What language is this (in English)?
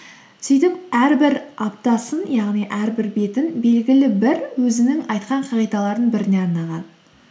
Kazakh